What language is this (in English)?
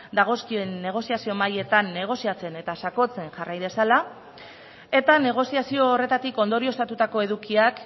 Basque